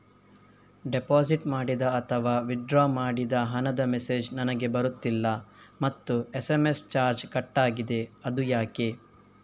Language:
Kannada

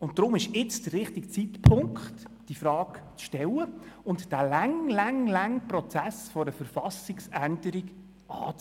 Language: Swiss German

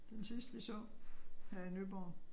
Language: Danish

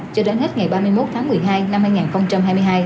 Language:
Vietnamese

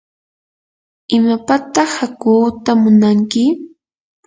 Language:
Yanahuanca Pasco Quechua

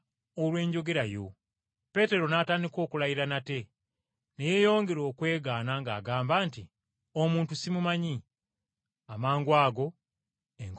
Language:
Ganda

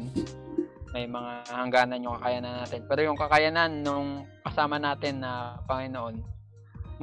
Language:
Filipino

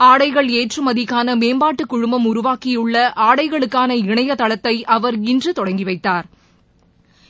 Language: Tamil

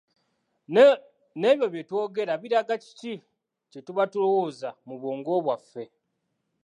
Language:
Ganda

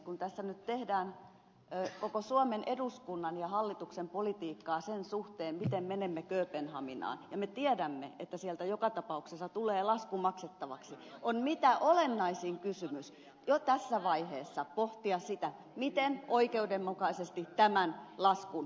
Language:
Finnish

